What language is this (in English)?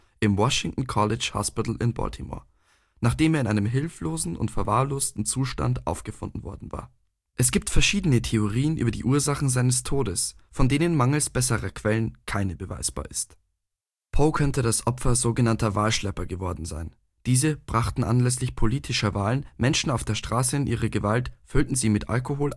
German